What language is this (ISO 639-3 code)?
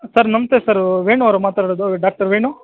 kan